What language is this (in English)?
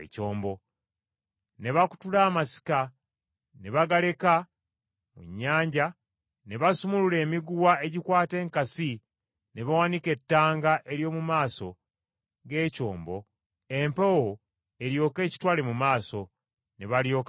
Ganda